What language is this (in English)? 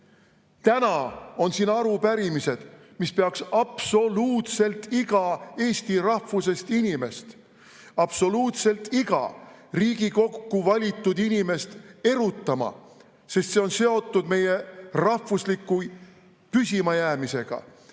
Estonian